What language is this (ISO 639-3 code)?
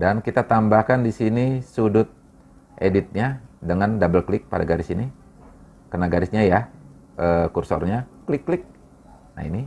ind